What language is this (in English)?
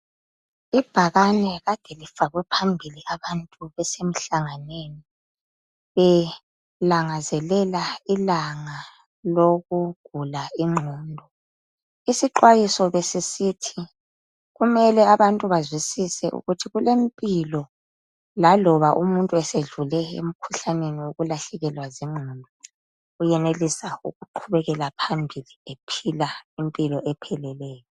North Ndebele